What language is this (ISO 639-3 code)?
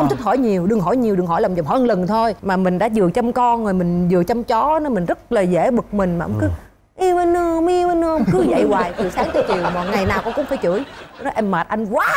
vie